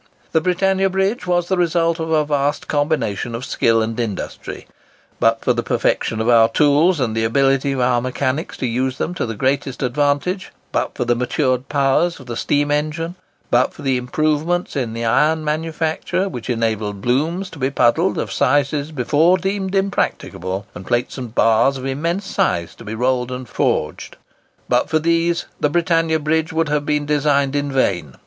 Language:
English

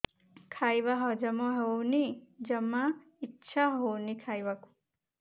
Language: Odia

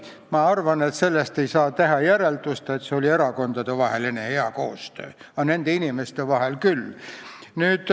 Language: Estonian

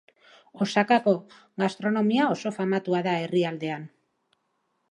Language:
Basque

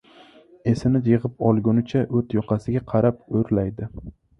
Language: Uzbek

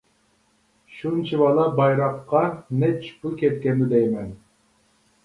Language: Uyghur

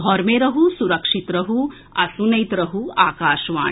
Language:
Maithili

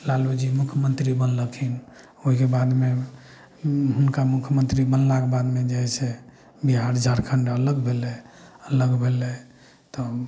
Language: Maithili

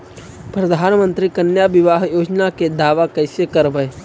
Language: Magahi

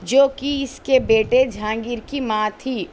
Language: Urdu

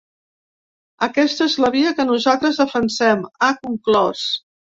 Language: Catalan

